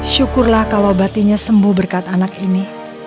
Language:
Indonesian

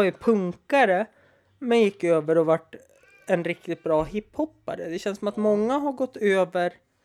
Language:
Swedish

